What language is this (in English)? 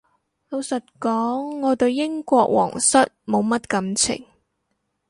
Cantonese